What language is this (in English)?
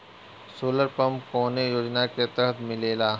Bhojpuri